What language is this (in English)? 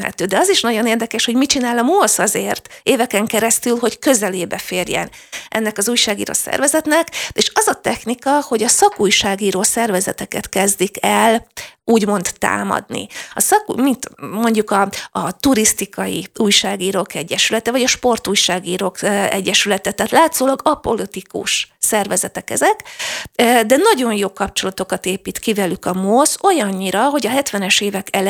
Hungarian